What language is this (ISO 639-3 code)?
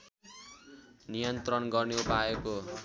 nep